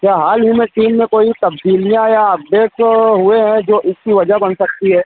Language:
Urdu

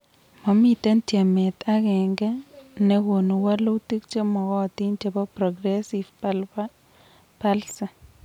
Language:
Kalenjin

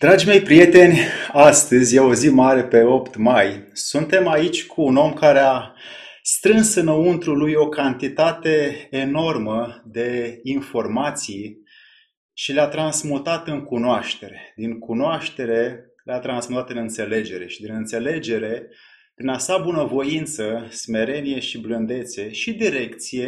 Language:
Romanian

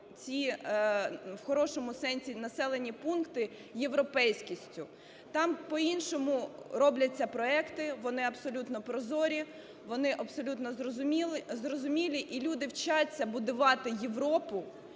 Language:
Ukrainian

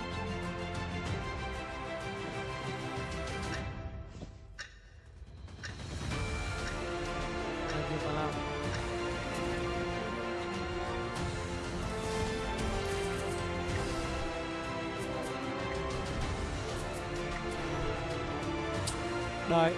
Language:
Vietnamese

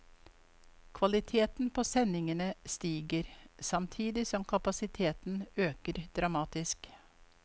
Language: Norwegian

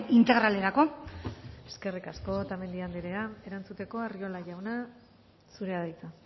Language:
Basque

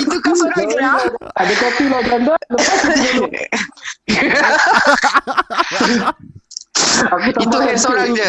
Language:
Malay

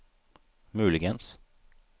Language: Norwegian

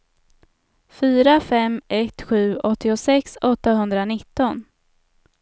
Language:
Swedish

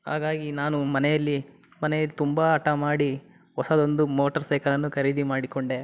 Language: Kannada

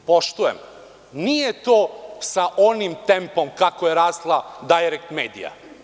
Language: Serbian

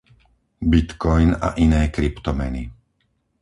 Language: Slovak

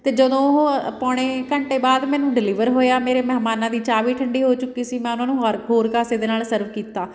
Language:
Punjabi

